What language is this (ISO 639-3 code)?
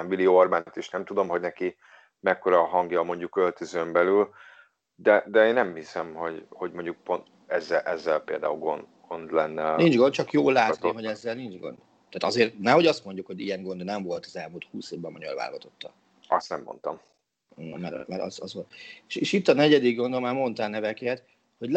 hun